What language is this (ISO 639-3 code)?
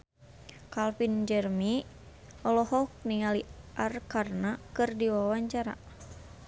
sun